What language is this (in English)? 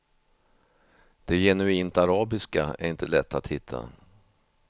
Swedish